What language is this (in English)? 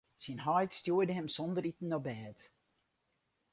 Western Frisian